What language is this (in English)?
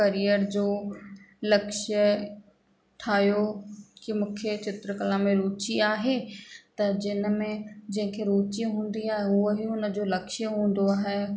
Sindhi